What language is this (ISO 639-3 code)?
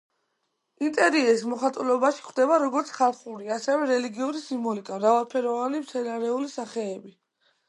kat